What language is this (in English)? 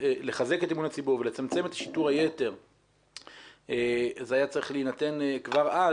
Hebrew